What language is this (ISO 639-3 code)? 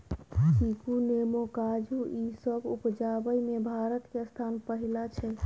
mai